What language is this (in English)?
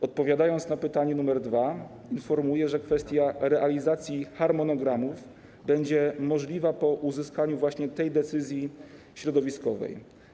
Polish